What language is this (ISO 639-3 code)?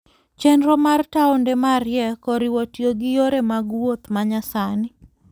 luo